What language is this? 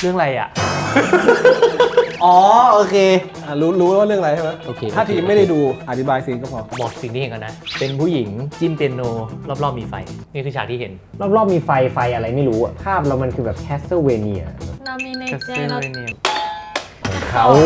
Thai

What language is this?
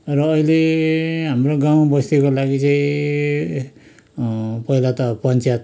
Nepali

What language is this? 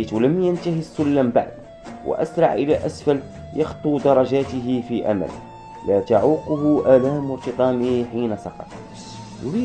Arabic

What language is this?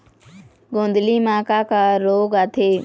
Chhattisgarhi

